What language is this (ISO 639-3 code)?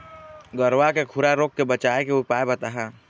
hne